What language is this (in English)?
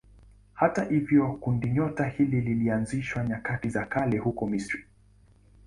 Swahili